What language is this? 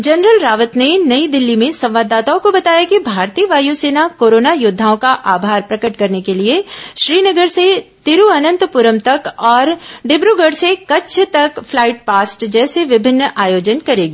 Hindi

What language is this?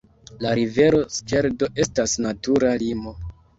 Esperanto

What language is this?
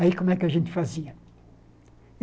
Portuguese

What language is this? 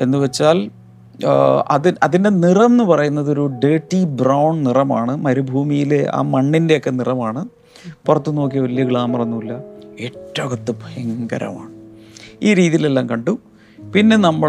Malayalam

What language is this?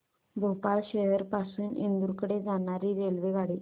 Marathi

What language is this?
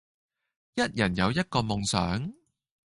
Cantonese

